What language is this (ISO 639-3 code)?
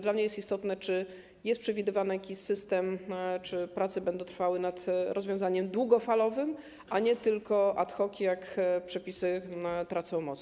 pol